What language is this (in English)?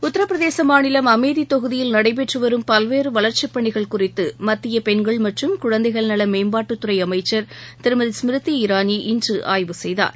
Tamil